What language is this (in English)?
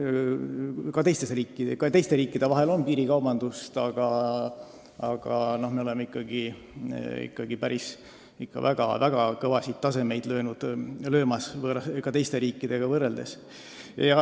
Estonian